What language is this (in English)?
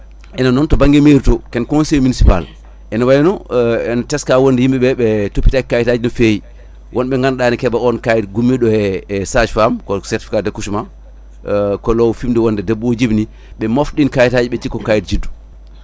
Fula